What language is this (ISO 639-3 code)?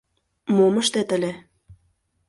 chm